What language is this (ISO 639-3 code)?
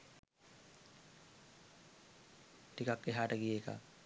sin